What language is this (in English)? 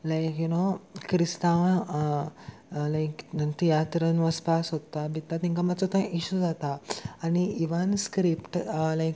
Konkani